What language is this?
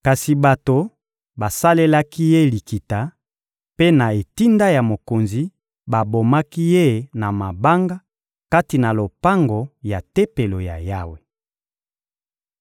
Lingala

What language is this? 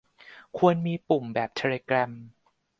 Thai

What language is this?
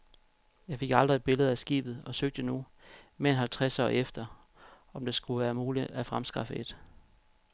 Danish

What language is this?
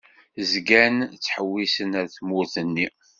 Kabyle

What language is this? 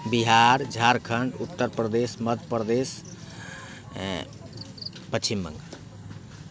Maithili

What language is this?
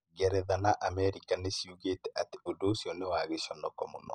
Kikuyu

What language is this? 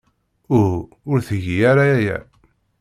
Kabyle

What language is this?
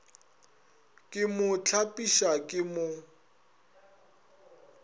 Northern Sotho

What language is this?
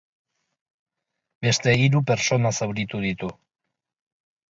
Basque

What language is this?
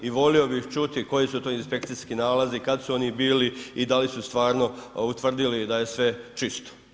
Croatian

